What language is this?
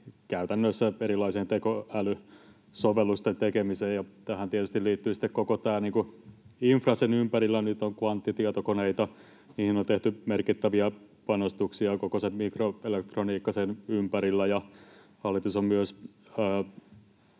Finnish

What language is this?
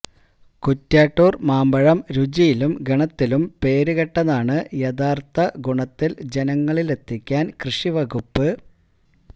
Malayalam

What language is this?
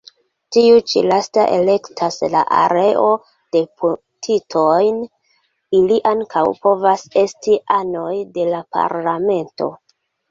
Esperanto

